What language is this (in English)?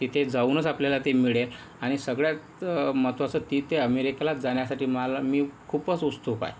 Marathi